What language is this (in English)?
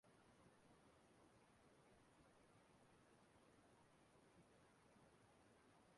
Igbo